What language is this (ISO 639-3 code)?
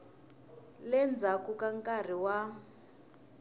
tso